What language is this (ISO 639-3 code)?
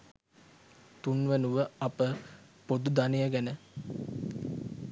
sin